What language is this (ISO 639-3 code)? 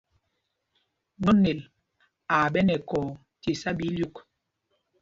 mgg